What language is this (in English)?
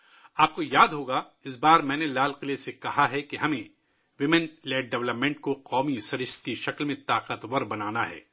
Urdu